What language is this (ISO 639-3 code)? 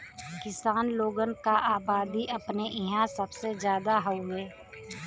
bho